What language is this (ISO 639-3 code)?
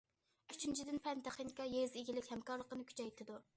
uig